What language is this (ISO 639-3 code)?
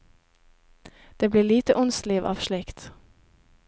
nor